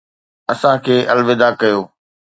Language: Sindhi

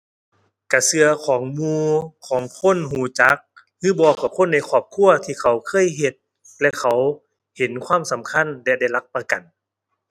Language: Thai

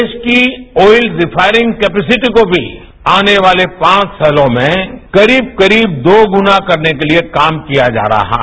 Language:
Hindi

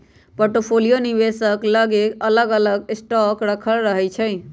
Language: Magahi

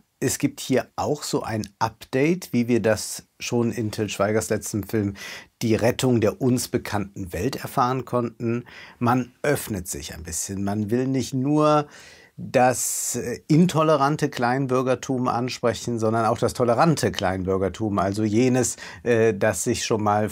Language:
German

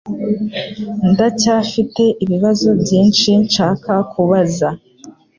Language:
Kinyarwanda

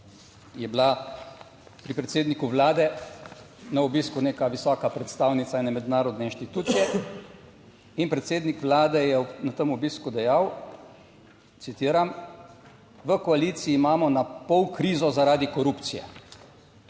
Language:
Slovenian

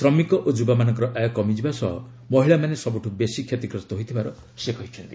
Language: Odia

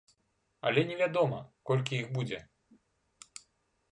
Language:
Belarusian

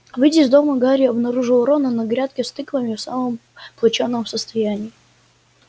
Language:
Russian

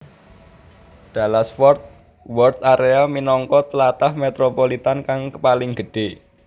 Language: Javanese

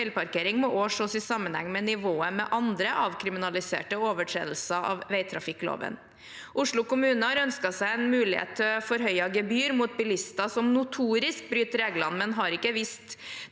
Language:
Norwegian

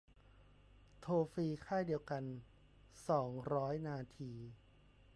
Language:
Thai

